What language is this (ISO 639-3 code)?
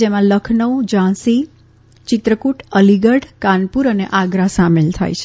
guj